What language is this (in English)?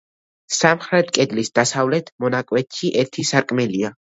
Georgian